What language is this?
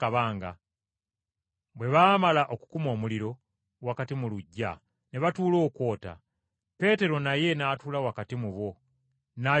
Ganda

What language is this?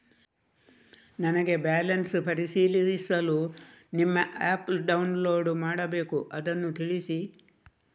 Kannada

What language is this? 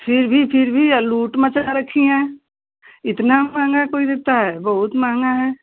Hindi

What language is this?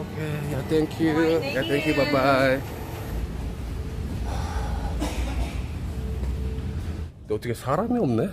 Korean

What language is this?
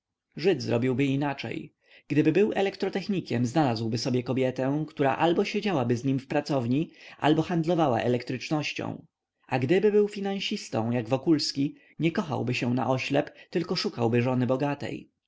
Polish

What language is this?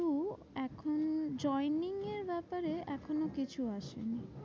Bangla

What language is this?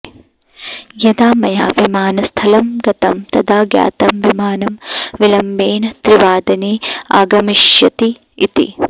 Sanskrit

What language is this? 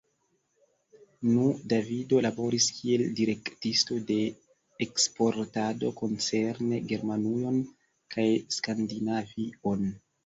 Esperanto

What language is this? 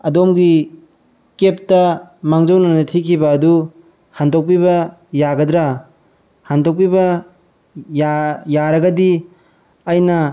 Manipuri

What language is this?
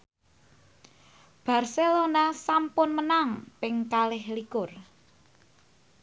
Javanese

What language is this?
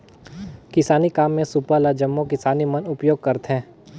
Chhattisgarhi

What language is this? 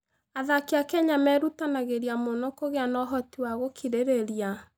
Kikuyu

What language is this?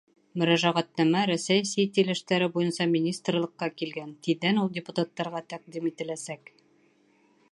Bashkir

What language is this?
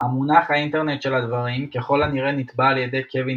Hebrew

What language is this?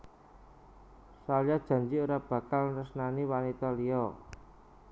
Javanese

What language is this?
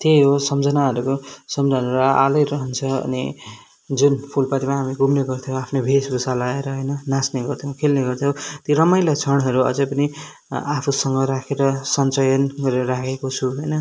Nepali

